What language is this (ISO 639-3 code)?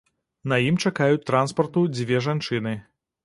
bel